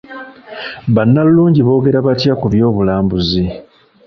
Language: Ganda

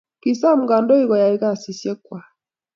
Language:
Kalenjin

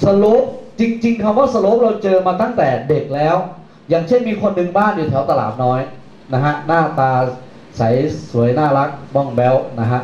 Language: Thai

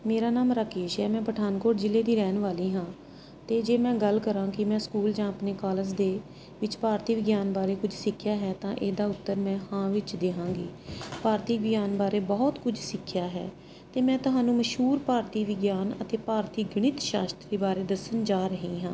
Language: Punjabi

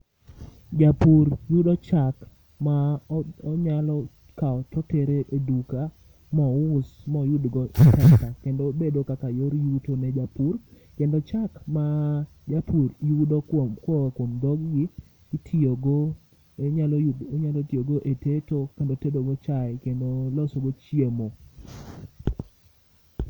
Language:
Luo (Kenya and Tanzania)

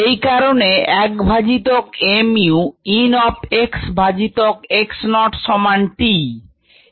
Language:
Bangla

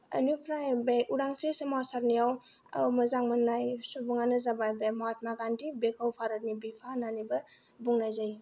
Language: Bodo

